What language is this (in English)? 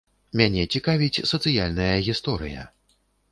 Belarusian